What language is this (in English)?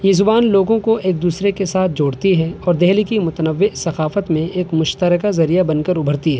Urdu